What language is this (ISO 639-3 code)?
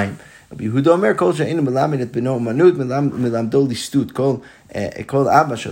heb